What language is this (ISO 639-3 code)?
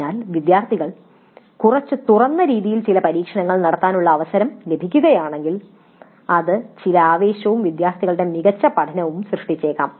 mal